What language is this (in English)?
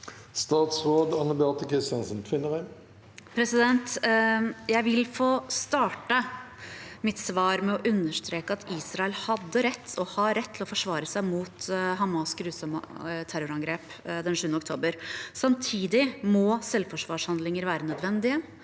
Norwegian